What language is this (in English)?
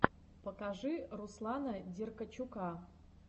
Russian